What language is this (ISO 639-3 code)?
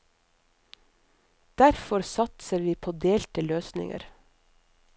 nor